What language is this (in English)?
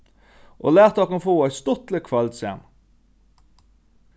Faroese